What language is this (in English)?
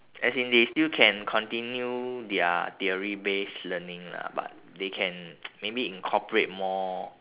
English